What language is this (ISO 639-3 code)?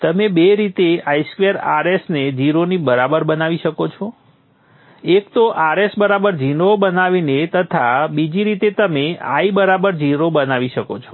guj